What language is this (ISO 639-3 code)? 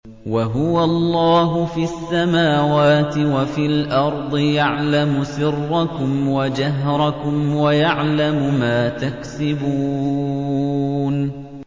ara